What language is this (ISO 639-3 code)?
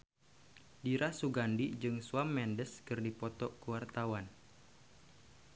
sun